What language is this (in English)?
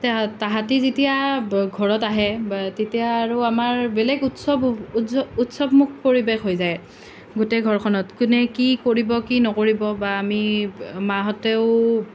Assamese